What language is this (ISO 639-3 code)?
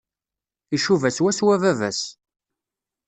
kab